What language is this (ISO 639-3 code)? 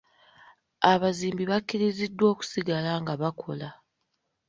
lug